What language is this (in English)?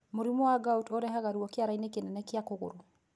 Kikuyu